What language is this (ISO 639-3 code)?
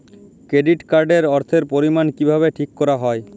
ben